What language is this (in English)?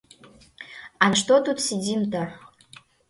Mari